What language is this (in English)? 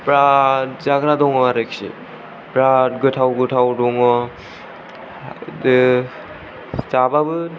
Bodo